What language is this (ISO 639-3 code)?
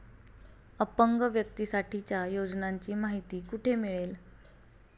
mar